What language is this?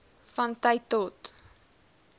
Afrikaans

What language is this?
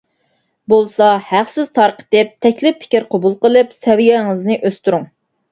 Uyghur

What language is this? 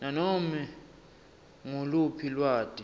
Swati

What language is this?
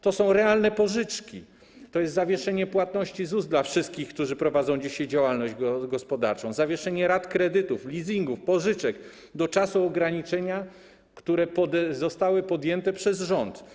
Polish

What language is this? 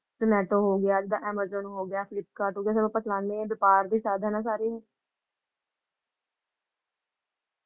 Punjabi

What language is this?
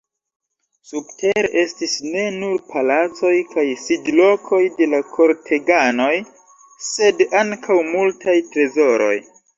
Esperanto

